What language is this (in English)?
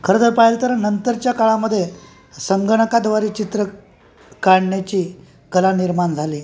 Marathi